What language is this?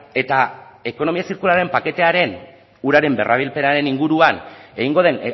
Basque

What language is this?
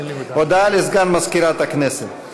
Hebrew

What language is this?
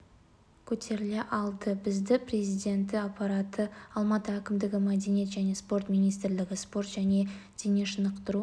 Kazakh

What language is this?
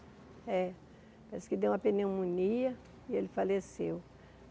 Portuguese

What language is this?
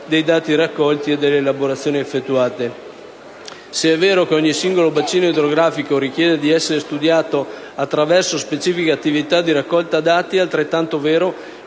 Italian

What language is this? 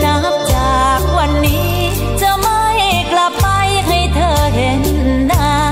Thai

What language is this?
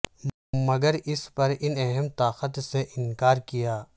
Urdu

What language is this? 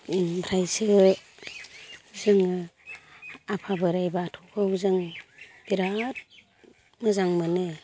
Bodo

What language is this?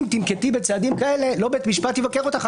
Hebrew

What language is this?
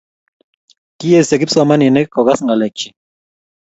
Kalenjin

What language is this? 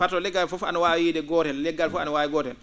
Fula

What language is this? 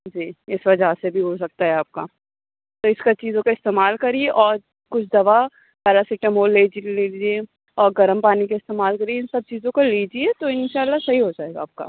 Urdu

